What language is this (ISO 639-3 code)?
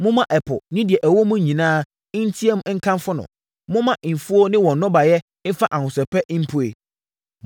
aka